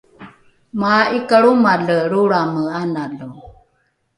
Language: Rukai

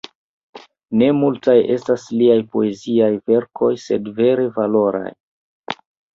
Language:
Esperanto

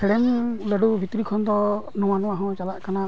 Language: Santali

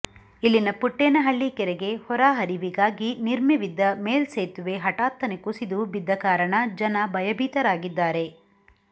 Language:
Kannada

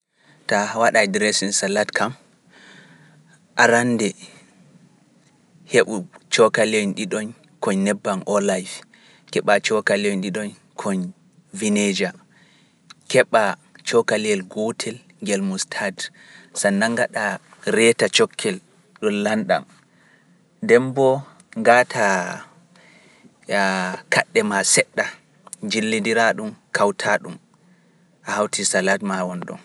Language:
Pular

